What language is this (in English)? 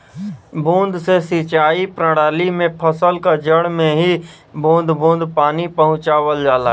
Bhojpuri